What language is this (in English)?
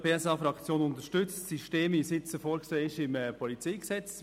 Swiss German